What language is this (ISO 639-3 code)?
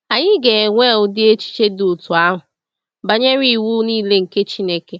ibo